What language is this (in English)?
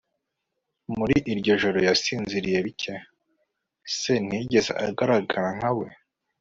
Kinyarwanda